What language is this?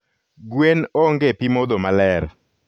Luo (Kenya and Tanzania)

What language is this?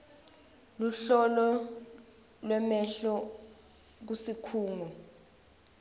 Swati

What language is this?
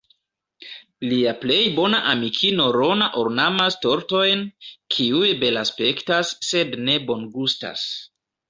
Esperanto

